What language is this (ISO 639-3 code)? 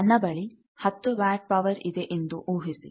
kan